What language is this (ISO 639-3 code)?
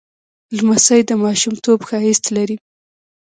pus